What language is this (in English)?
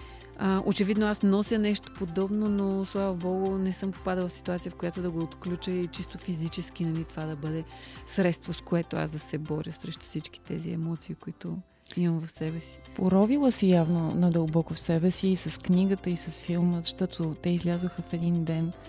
Bulgarian